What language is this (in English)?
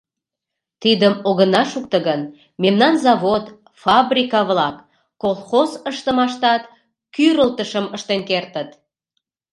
Mari